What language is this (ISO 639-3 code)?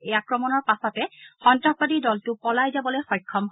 asm